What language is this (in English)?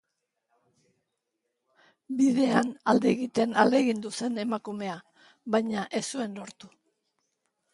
Basque